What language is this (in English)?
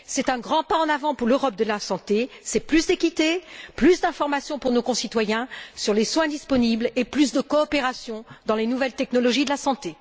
French